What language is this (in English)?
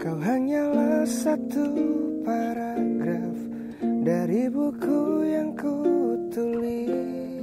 Indonesian